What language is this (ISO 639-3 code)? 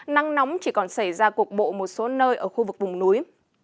vie